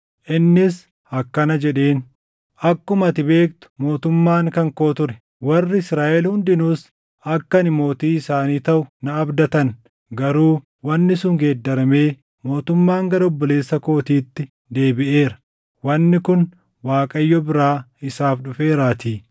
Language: Oromo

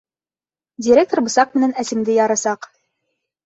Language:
Bashkir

